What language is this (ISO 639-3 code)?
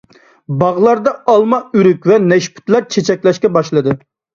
uig